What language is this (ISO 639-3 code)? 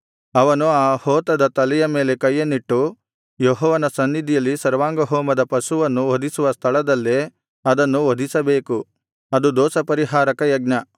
kan